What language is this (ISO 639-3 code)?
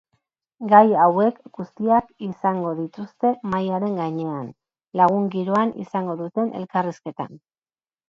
eus